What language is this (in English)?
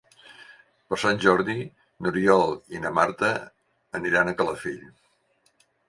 Catalan